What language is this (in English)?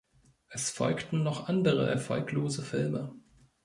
German